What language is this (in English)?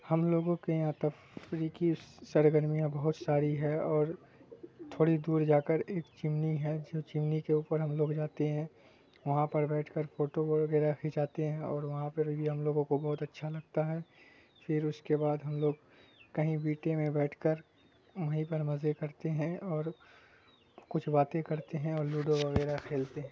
Urdu